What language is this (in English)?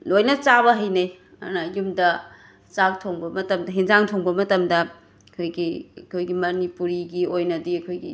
Manipuri